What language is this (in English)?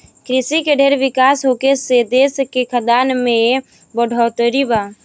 Bhojpuri